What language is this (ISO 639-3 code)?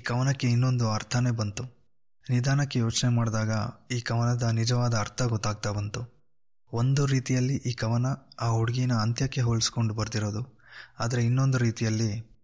kan